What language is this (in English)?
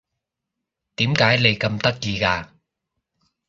Cantonese